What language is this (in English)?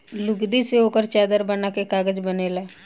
Bhojpuri